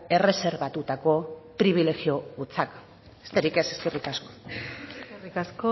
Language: Basque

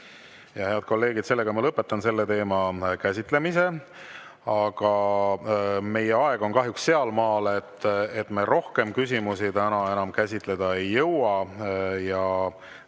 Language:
Estonian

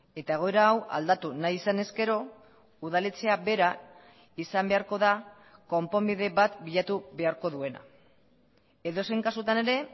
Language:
Basque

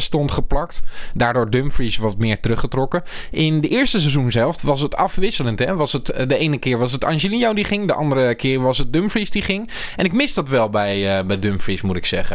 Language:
Dutch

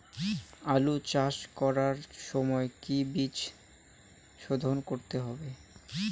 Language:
Bangla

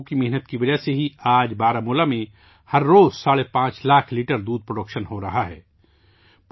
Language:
Urdu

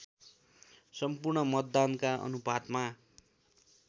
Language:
Nepali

